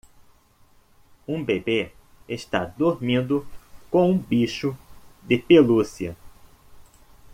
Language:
Portuguese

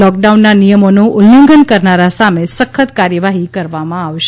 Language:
Gujarati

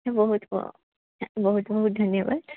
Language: Odia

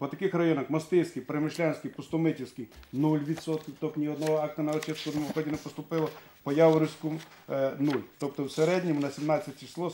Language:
Ukrainian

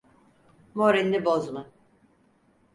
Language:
Turkish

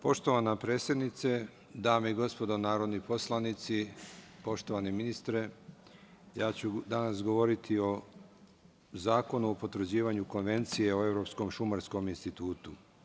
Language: Serbian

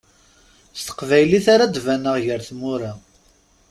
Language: Kabyle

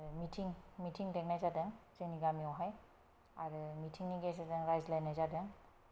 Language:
Bodo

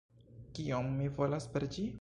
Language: Esperanto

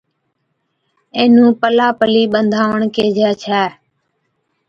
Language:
Od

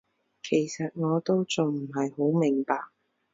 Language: Cantonese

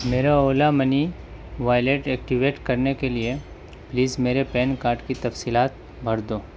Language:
Urdu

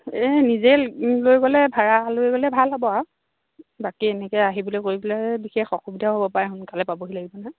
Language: Assamese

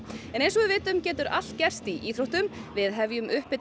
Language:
Icelandic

